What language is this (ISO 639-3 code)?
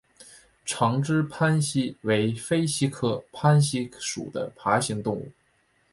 zho